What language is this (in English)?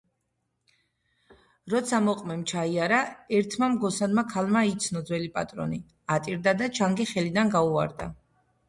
Georgian